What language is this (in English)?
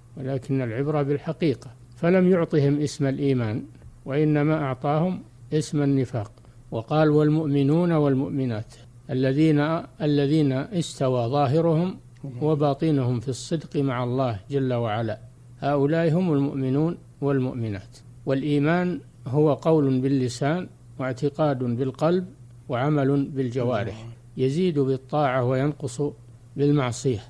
Arabic